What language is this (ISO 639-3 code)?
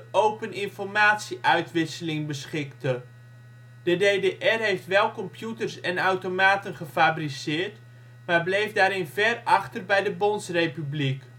nld